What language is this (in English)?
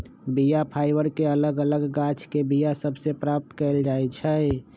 Magahi